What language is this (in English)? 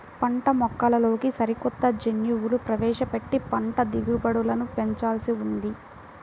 Telugu